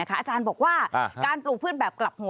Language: Thai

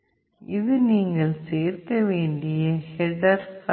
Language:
Tamil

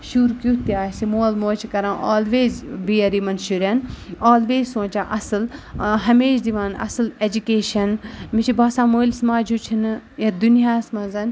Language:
Kashmiri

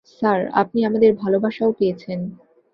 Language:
Bangla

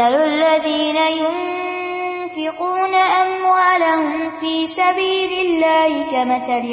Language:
Urdu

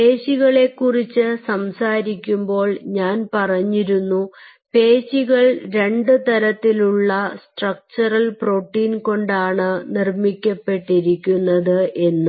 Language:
Malayalam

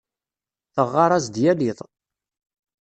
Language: Kabyle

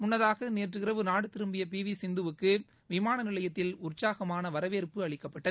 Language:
Tamil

